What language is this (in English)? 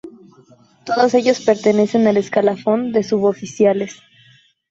Spanish